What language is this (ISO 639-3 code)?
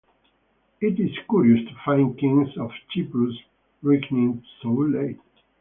eng